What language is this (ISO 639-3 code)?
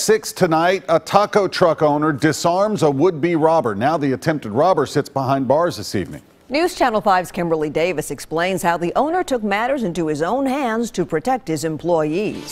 eng